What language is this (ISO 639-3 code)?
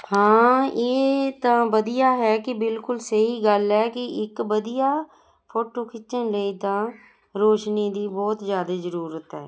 pan